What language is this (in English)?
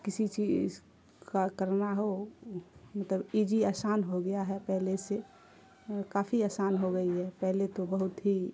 Urdu